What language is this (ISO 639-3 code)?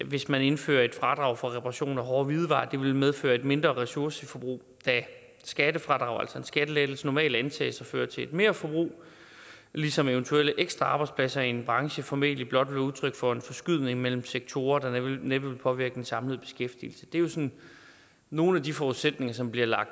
dan